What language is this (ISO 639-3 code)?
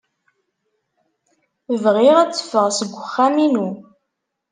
kab